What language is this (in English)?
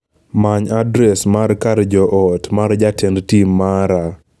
Luo (Kenya and Tanzania)